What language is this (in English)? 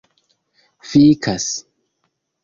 Esperanto